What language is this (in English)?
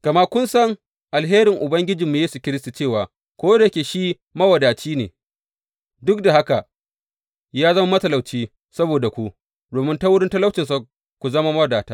Hausa